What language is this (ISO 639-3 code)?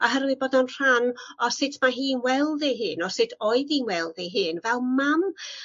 cym